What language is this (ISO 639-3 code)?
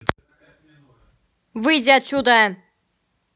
rus